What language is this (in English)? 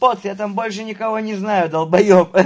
Russian